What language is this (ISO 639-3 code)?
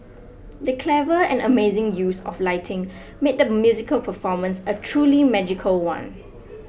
eng